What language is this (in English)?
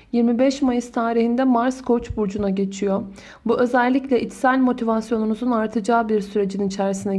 Turkish